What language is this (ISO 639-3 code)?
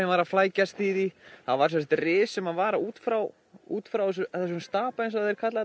isl